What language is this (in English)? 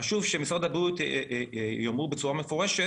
Hebrew